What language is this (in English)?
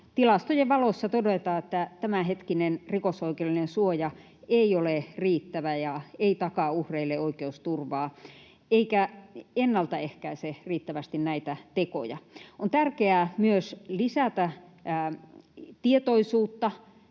Finnish